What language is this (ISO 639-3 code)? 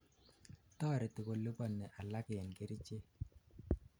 kln